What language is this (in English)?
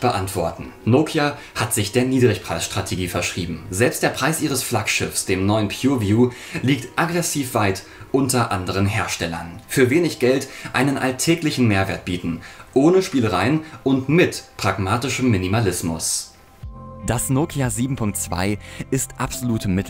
German